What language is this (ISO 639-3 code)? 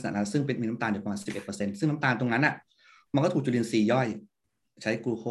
tha